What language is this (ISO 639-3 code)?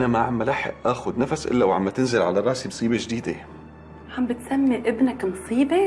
ara